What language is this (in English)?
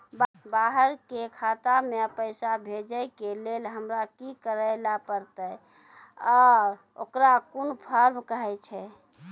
Maithili